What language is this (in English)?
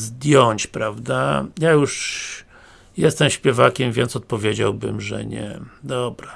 Polish